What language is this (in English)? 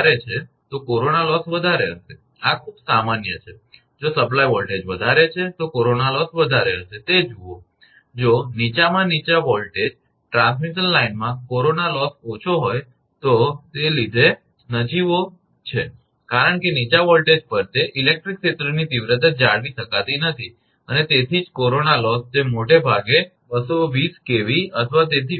Gujarati